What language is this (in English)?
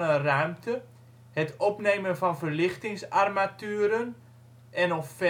Dutch